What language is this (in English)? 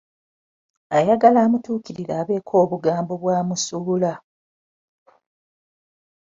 Ganda